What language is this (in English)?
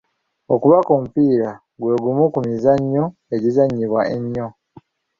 Ganda